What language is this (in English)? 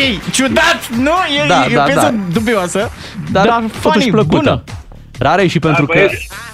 Romanian